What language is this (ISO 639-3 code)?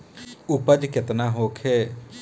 bho